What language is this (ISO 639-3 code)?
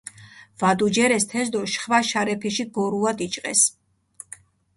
xmf